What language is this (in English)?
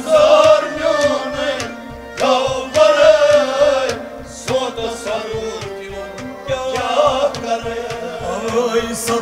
Arabic